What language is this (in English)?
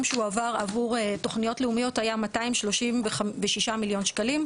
Hebrew